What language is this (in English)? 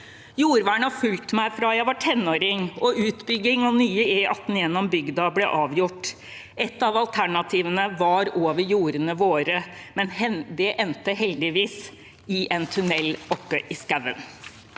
Norwegian